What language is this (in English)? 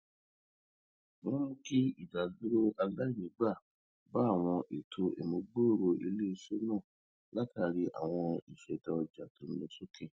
Yoruba